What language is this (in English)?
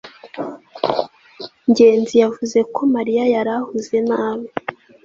Kinyarwanda